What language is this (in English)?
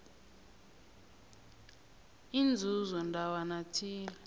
South Ndebele